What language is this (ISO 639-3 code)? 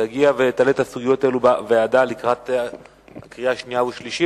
heb